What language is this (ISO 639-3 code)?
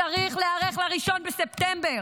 heb